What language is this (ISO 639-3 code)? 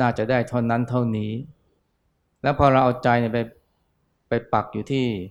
tha